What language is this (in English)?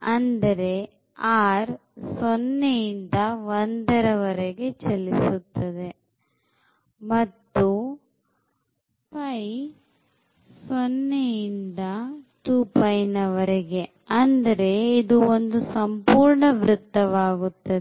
Kannada